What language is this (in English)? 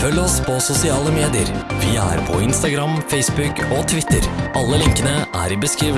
Norwegian